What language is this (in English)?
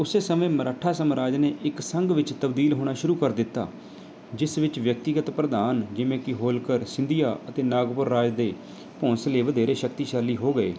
Punjabi